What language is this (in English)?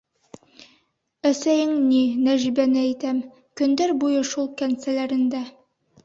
Bashkir